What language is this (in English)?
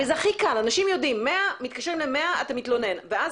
Hebrew